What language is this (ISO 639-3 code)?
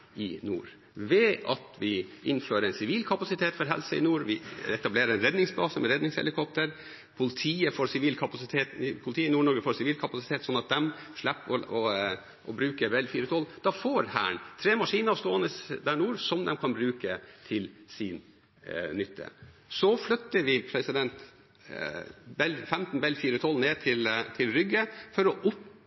nob